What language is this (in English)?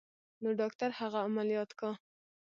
Pashto